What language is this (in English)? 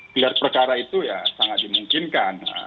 Indonesian